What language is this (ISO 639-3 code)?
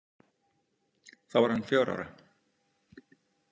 isl